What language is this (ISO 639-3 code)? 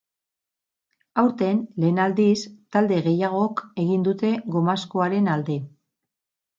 eus